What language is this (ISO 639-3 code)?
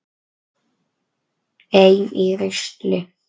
isl